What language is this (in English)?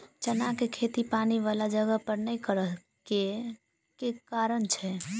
Maithili